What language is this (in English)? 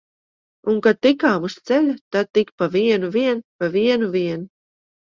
Latvian